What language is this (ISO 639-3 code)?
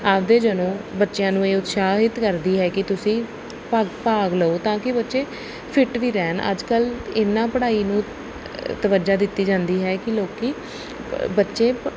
pan